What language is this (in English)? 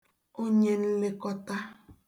Igbo